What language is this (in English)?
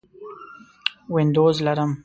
Pashto